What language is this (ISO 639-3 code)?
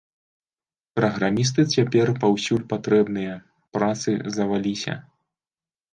bel